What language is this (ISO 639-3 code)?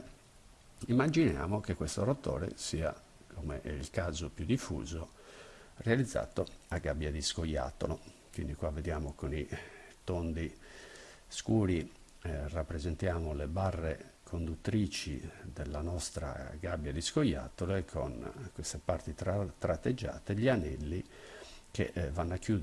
ita